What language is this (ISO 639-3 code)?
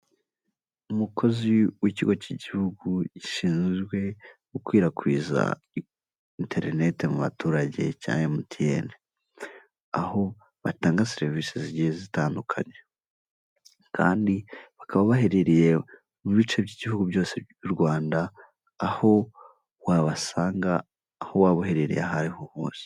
kin